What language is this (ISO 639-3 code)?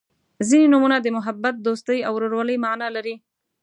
pus